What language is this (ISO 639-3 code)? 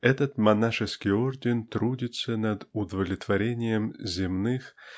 rus